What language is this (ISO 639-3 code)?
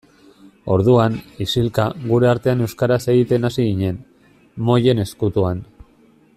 eus